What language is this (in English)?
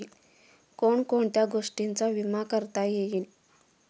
Marathi